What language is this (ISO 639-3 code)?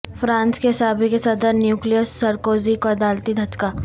urd